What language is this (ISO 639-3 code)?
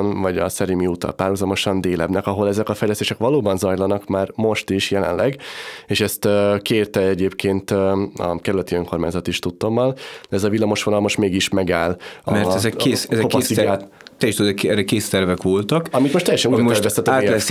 hun